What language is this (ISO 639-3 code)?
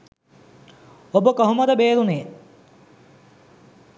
sin